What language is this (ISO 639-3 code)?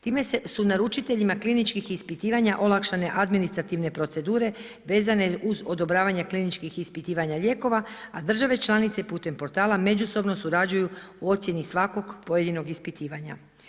hrv